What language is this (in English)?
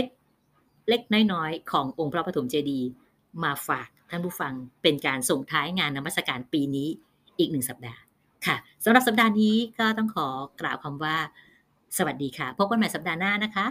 Thai